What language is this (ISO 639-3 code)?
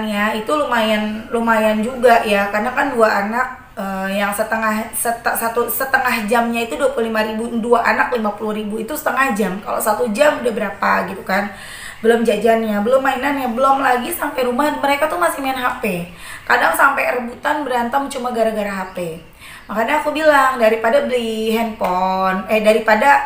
ind